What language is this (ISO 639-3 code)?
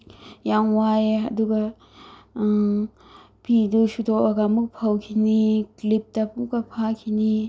mni